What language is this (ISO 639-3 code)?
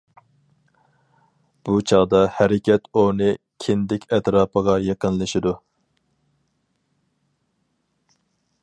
uig